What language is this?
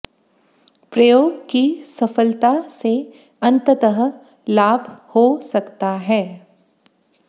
Hindi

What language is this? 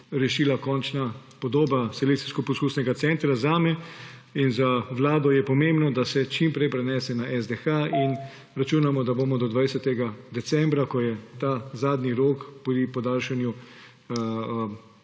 Slovenian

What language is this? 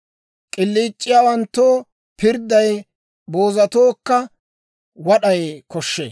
Dawro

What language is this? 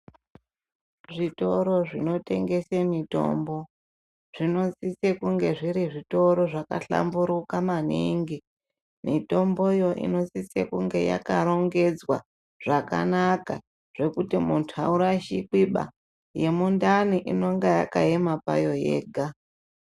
Ndau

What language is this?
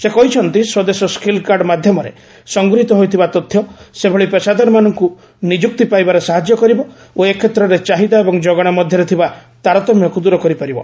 Odia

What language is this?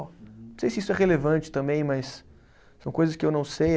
Portuguese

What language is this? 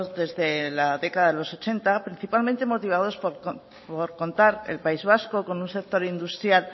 Spanish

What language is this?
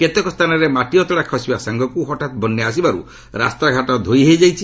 Odia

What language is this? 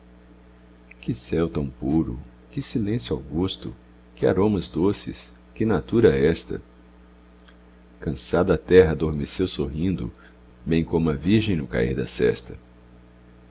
Portuguese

